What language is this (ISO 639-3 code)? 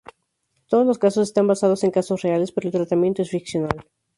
spa